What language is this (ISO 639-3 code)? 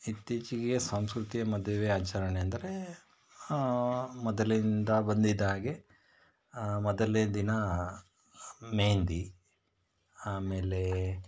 kan